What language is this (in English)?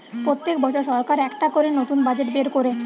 Bangla